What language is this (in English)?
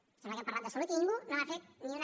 Catalan